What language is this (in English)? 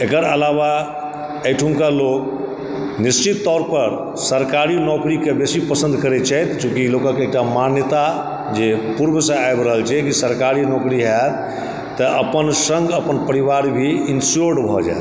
Maithili